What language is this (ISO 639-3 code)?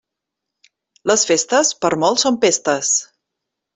cat